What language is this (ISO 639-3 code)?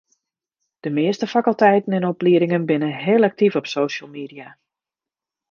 fry